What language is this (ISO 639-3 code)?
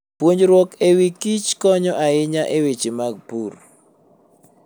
luo